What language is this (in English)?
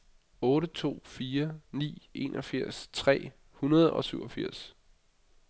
Danish